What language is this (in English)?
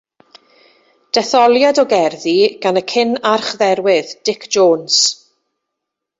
Welsh